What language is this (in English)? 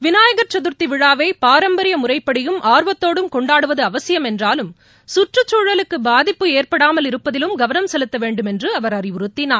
Tamil